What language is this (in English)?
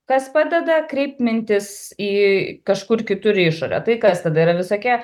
Lithuanian